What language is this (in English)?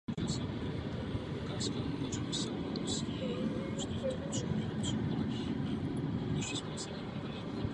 Czech